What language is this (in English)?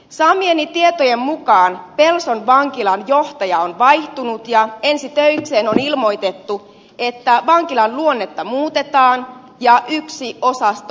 Finnish